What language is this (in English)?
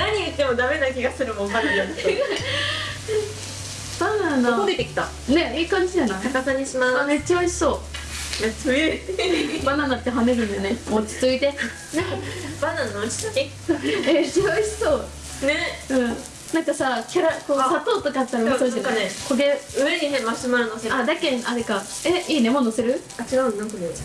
Japanese